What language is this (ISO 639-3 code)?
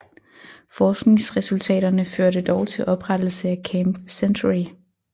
dan